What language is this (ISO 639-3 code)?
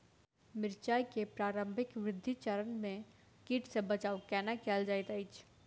mai